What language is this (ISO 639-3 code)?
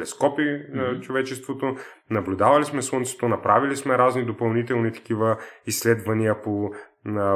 bul